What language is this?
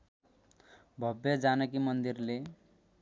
Nepali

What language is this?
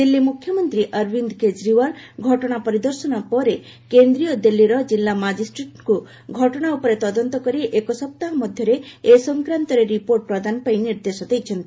Odia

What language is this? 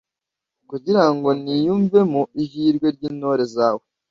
Kinyarwanda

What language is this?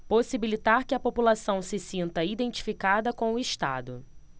Portuguese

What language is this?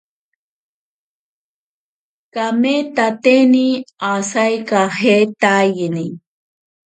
Ashéninka Perené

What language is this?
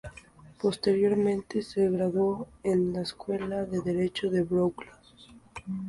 Spanish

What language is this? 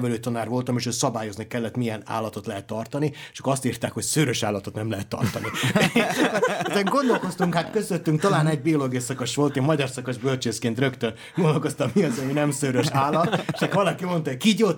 Hungarian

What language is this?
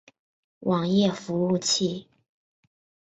Chinese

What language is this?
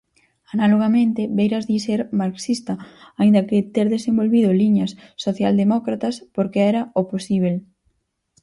Galician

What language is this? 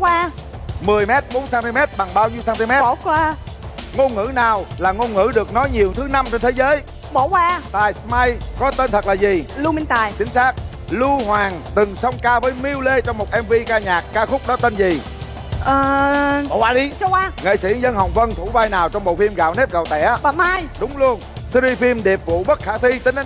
Vietnamese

